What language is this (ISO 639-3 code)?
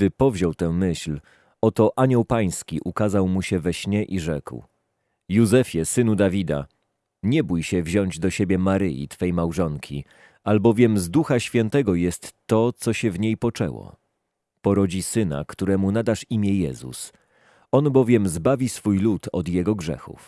pol